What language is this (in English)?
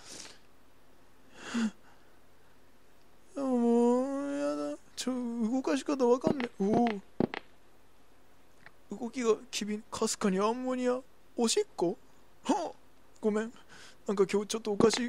Japanese